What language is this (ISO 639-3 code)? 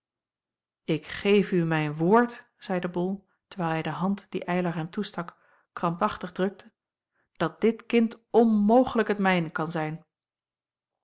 nld